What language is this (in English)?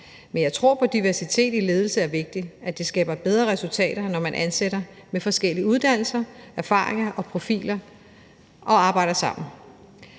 Danish